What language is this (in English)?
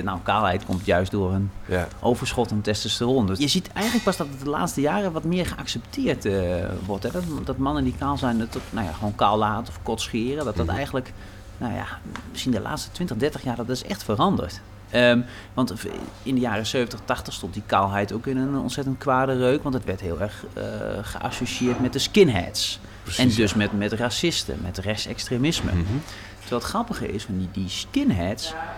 Dutch